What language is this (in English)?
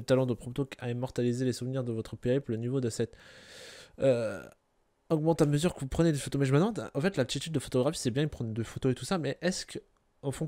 French